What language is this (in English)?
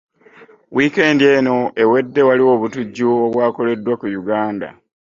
Ganda